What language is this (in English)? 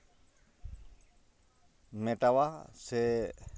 Santali